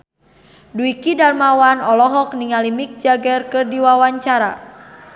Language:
Sundanese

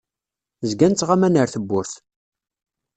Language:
Kabyle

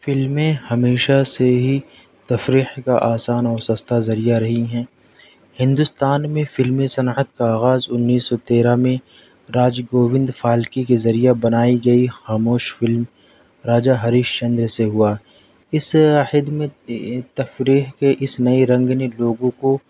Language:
Urdu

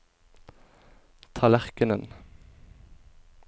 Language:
Norwegian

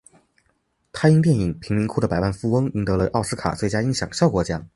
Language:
Chinese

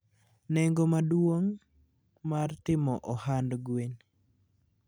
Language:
Luo (Kenya and Tanzania)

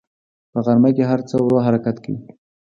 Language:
Pashto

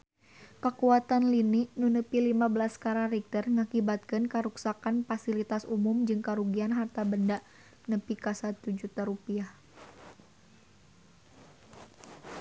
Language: Sundanese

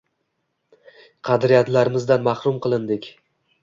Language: Uzbek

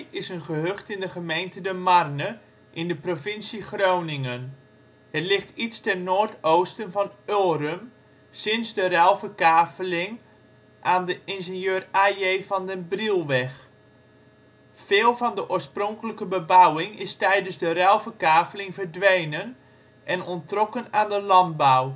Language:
Dutch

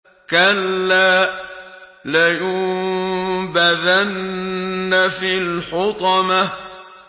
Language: Arabic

